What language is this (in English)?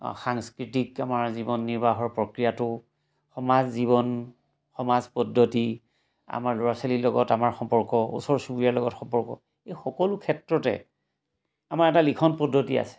Assamese